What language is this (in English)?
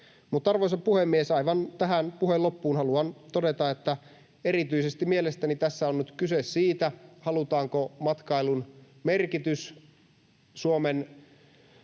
Finnish